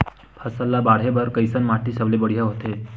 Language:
Chhattisgarhi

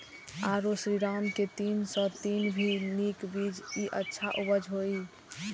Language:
Maithili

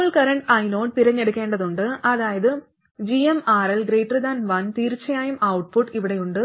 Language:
Malayalam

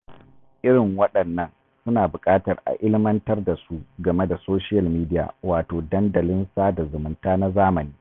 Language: Hausa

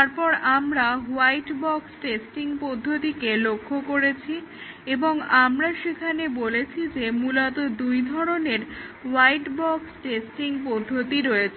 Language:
Bangla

